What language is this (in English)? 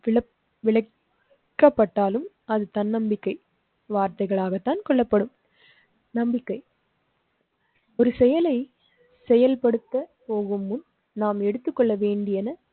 Tamil